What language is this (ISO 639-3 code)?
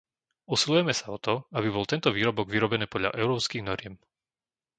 slk